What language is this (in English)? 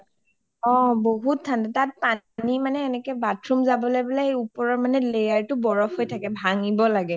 Assamese